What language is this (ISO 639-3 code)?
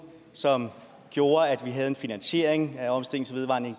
dan